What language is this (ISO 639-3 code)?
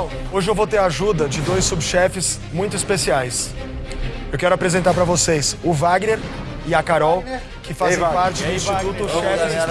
por